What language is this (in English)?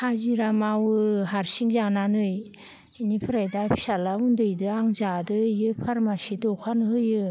Bodo